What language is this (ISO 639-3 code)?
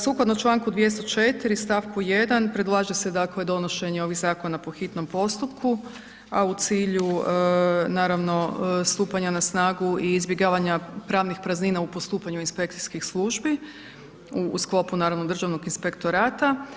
hrv